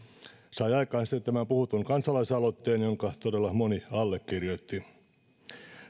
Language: Finnish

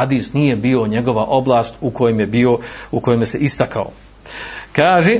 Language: Croatian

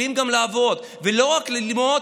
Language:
Hebrew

